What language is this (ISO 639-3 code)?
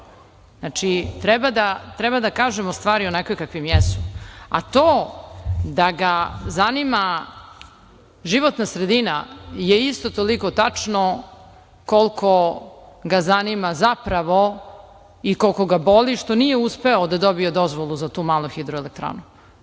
srp